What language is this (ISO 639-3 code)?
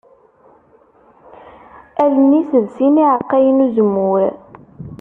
kab